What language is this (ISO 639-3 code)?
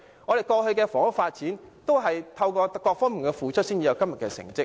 yue